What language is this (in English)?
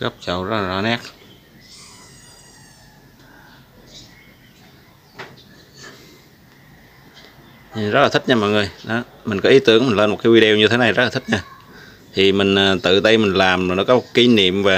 Vietnamese